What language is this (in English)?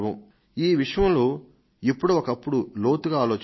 Telugu